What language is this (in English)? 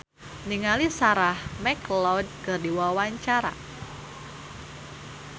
Sundanese